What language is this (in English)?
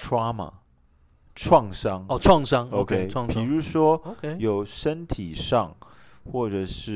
Chinese